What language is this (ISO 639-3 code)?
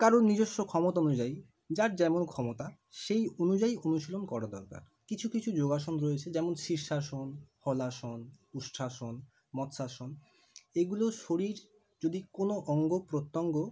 ben